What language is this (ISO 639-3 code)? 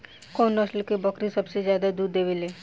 bho